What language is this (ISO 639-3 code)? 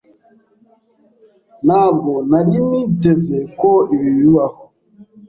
kin